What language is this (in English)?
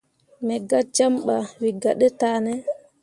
Mundang